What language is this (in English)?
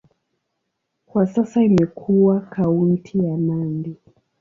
Swahili